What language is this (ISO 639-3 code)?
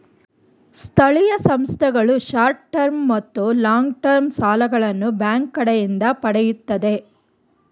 kan